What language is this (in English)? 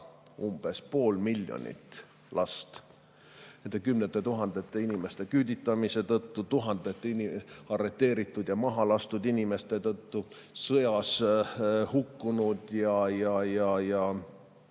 Estonian